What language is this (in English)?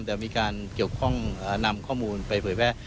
Thai